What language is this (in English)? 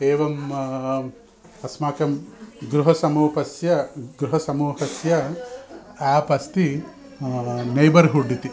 Sanskrit